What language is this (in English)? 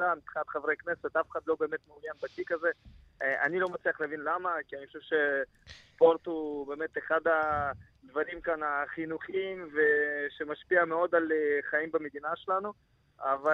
Hebrew